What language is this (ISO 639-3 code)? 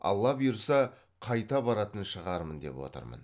kaz